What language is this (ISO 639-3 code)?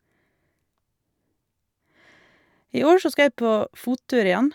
nor